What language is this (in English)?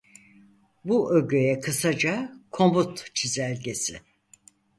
Turkish